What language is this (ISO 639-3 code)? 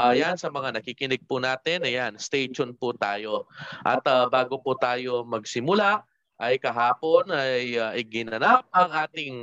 fil